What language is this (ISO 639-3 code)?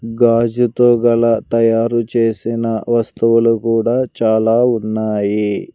tel